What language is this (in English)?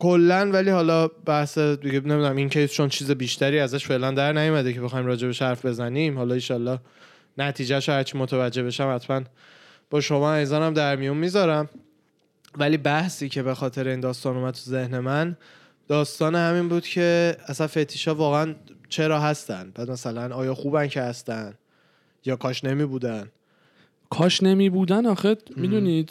Persian